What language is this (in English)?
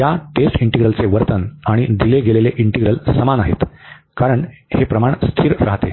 Marathi